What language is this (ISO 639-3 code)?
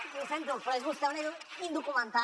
cat